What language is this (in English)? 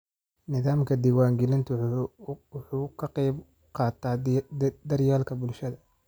Somali